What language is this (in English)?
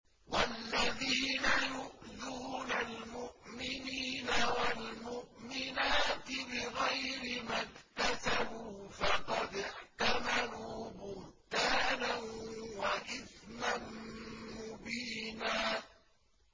Arabic